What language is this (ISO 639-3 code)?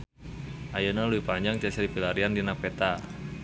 sun